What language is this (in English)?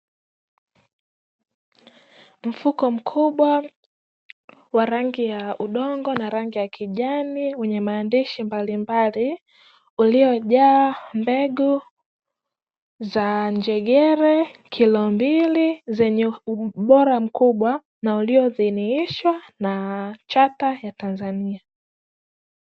Swahili